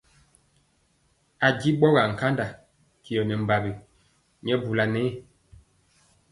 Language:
Mpiemo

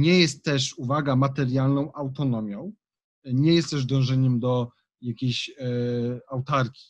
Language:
Polish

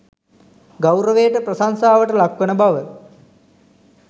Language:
Sinhala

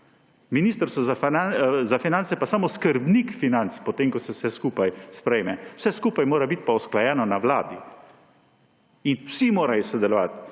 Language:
Slovenian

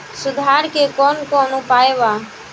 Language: Bhojpuri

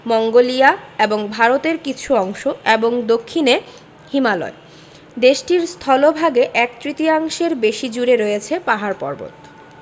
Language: Bangla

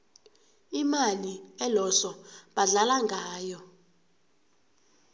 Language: South Ndebele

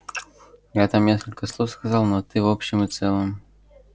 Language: Russian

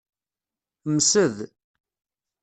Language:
Kabyle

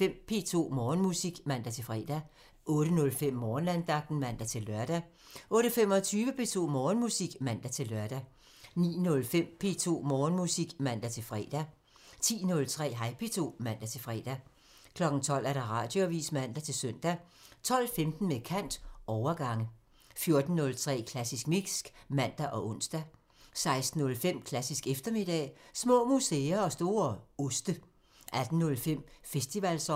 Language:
Danish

